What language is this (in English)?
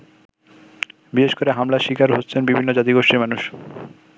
Bangla